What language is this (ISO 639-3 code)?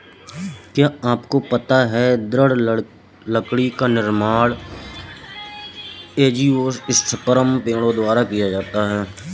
hin